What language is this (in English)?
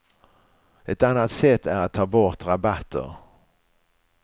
Swedish